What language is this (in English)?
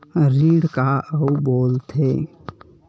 Chhattisgarhi